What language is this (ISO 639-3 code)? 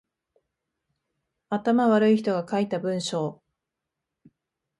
jpn